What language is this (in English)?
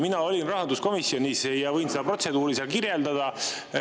Estonian